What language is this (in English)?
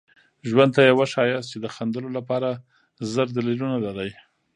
Pashto